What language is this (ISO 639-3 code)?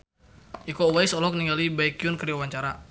sun